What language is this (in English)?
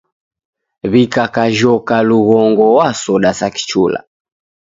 Taita